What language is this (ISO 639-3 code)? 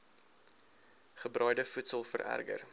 afr